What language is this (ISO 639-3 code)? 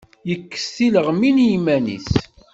kab